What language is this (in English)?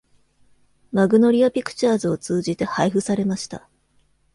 Japanese